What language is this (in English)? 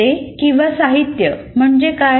Marathi